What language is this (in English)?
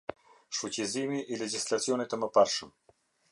Albanian